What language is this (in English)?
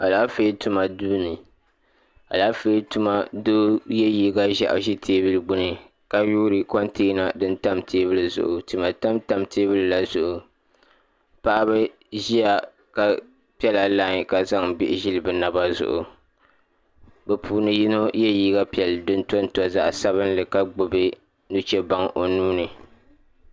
Dagbani